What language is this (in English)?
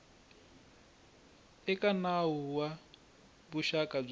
Tsonga